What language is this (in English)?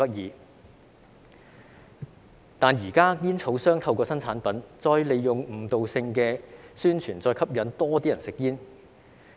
Cantonese